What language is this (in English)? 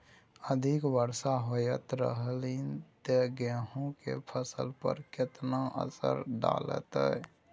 Maithili